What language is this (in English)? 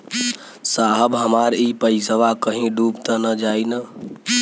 Bhojpuri